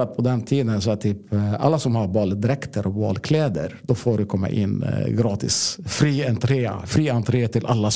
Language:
Swedish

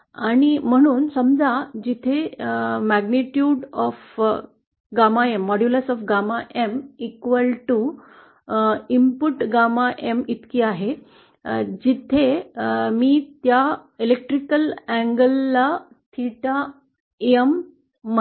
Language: Marathi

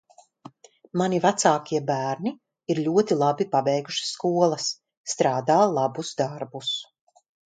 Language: Latvian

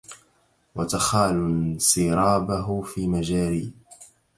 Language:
Arabic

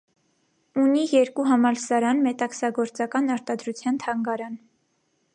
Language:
Armenian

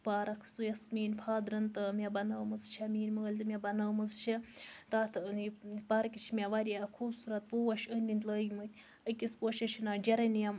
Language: Kashmiri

